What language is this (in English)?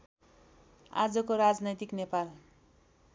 Nepali